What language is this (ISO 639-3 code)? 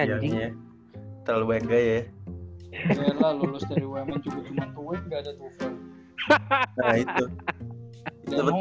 ind